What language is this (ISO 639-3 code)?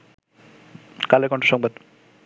ben